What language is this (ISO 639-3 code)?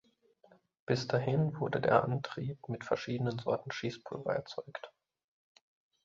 deu